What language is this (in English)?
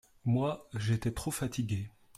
French